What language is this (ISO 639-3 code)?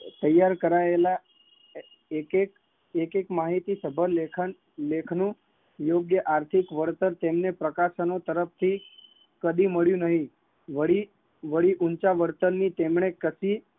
guj